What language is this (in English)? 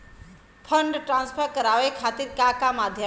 Bhojpuri